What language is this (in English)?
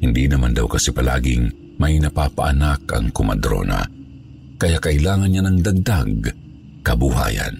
Filipino